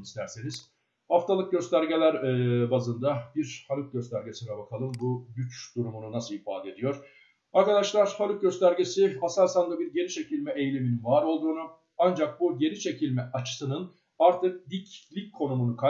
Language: Turkish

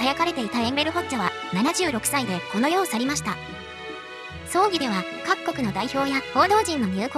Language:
Japanese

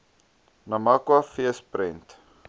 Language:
Afrikaans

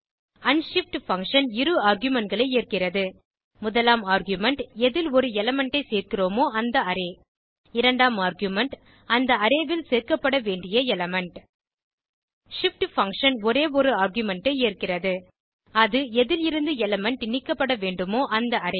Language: Tamil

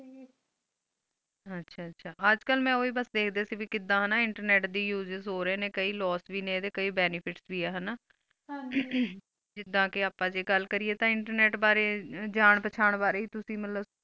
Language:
Punjabi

